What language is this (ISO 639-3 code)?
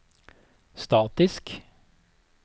nor